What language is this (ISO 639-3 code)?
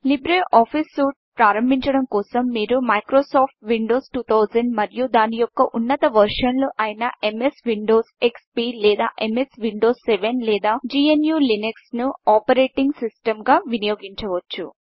tel